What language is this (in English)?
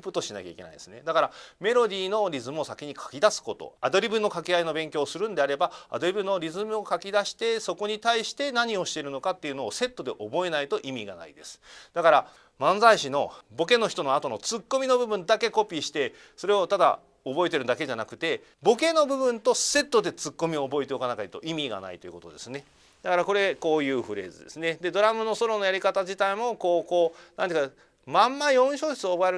Japanese